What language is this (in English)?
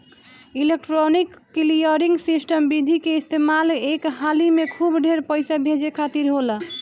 Bhojpuri